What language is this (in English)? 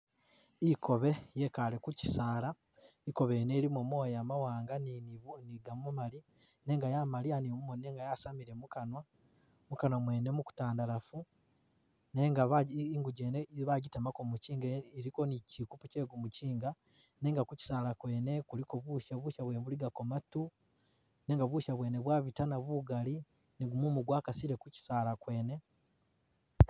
Masaaba